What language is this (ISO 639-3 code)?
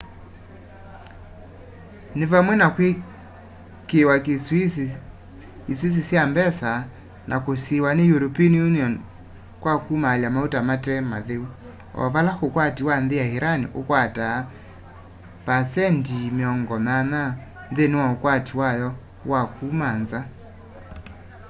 kam